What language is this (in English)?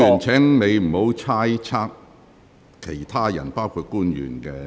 Cantonese